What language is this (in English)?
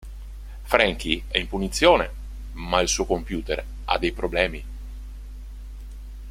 Italian